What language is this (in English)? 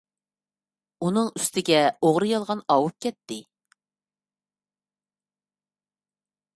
Uyghur